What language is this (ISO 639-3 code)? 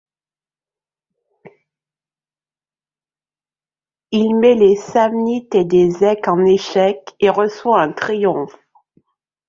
fra